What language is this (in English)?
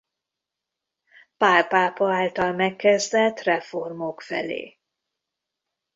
Hungarian